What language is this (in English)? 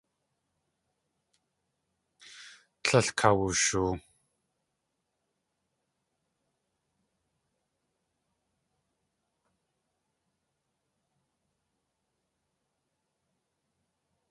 Tlingit